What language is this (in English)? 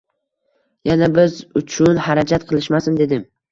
Uzbek